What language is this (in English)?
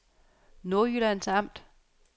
Danish